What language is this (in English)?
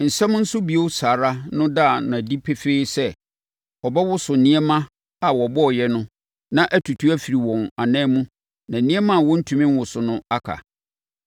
Akan